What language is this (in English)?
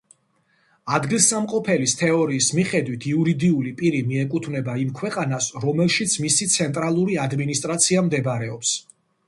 Georgian